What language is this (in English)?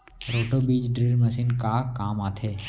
Chhattisgarhi